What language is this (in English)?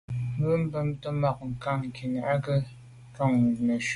Medumba